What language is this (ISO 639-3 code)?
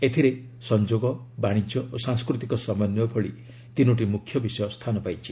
ori